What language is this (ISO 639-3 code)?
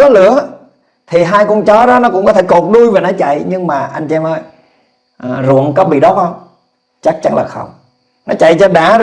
vie